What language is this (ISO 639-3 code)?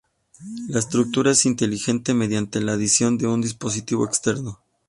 spa